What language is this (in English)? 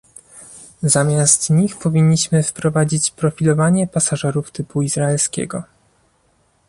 Polish